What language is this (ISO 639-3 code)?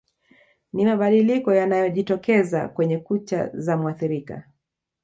swa